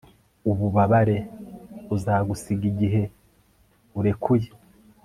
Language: Kinyarwanda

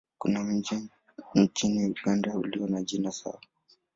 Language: Swahili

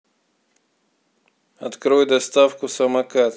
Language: Russian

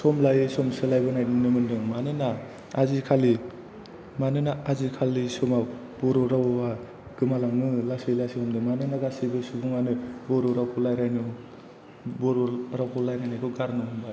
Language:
Bodo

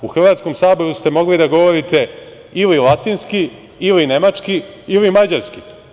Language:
Serbian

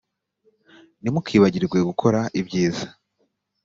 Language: Kinyarwanda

